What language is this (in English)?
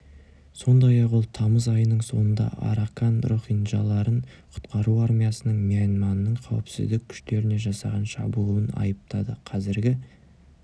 Kazakh